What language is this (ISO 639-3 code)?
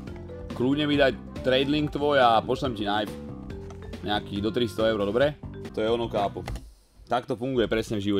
ces